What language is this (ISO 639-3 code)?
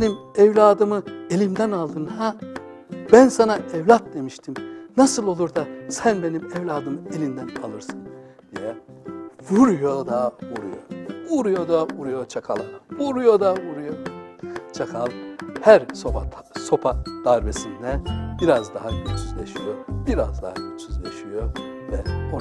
tur